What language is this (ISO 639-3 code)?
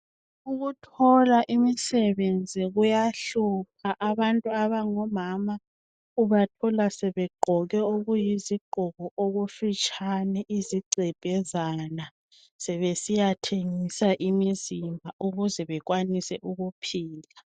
nde